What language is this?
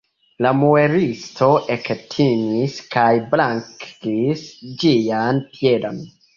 Esperanto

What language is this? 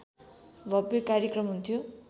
Nepali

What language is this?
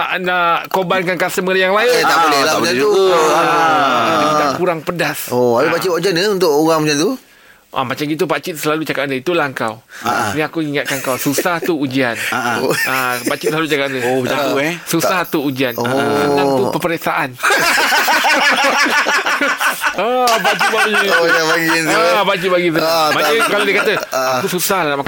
Malay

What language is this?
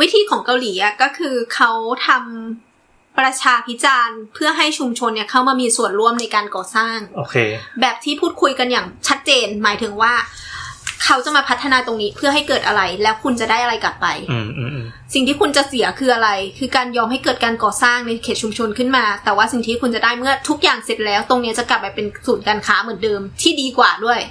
Thai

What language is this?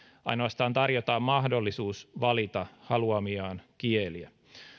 Finnish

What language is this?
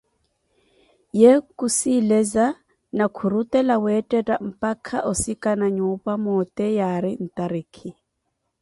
Koti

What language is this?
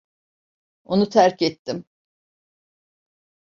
Turkish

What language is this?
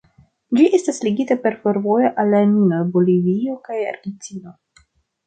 Esperanto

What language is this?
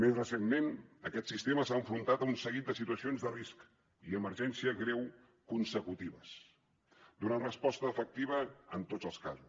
Catalan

